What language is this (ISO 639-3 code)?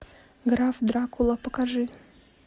rus